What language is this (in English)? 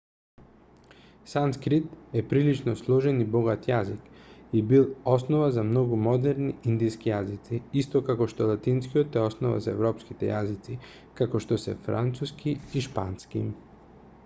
Macedonian